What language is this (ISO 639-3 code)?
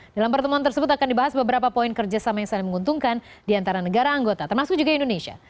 ind